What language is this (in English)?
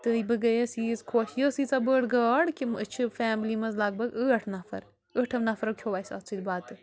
Kashmiri